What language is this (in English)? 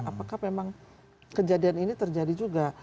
Indonesian